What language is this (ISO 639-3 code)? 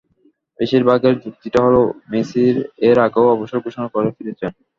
ben